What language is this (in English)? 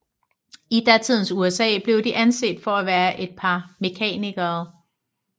Danish